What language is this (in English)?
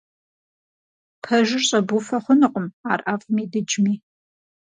Kabardian